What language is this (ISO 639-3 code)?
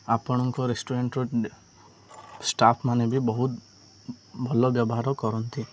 ori